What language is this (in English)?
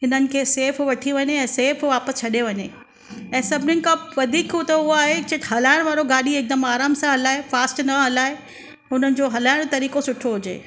Sindhi